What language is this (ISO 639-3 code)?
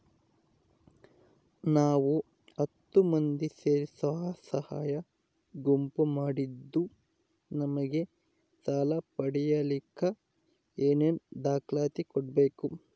kan